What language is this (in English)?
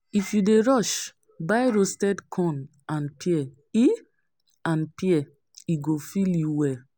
Nigerian Pidgin